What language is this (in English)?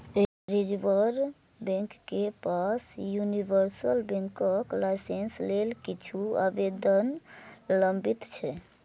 Maithili